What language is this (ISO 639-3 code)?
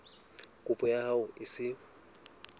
sot